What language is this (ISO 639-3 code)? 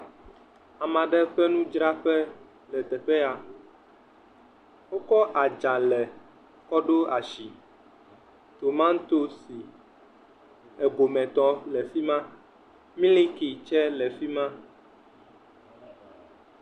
ewe